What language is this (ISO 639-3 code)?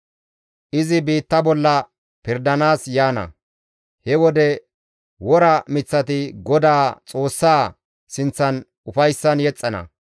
gmv